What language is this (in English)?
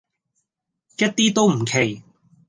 Cantonese